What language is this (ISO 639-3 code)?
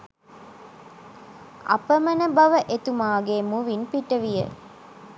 sin